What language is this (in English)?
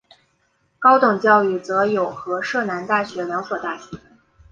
Chinese